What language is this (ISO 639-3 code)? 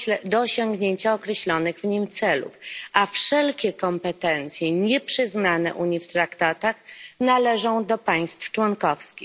pol